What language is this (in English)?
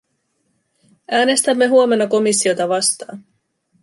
Finnish